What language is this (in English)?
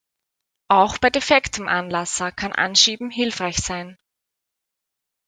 German